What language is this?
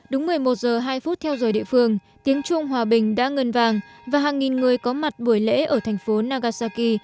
Vietnamese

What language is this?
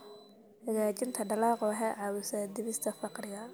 Somali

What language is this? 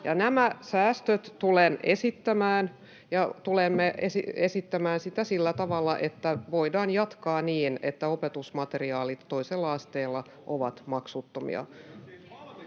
Finnish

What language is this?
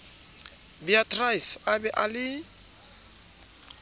Southern Sotho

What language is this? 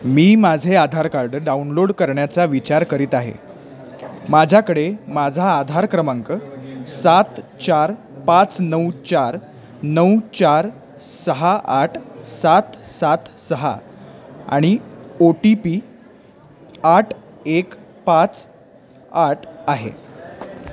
Marathi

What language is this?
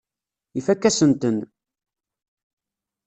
Kabyle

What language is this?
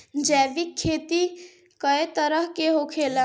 Bhojpuri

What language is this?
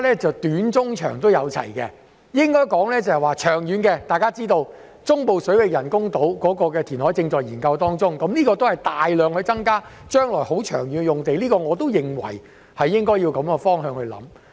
Cantonese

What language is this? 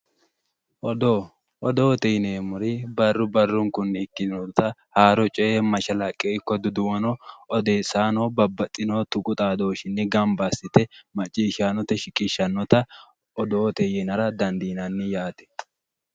Sidamo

